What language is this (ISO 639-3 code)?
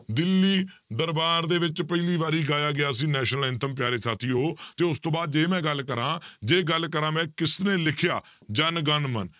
pan